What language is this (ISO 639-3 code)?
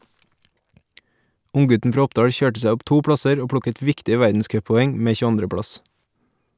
nor